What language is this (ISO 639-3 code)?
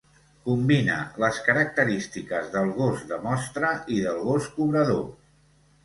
cat